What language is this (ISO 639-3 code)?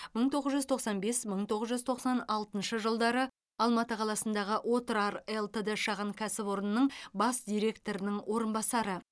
kaz